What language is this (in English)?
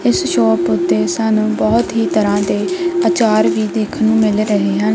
Punjabi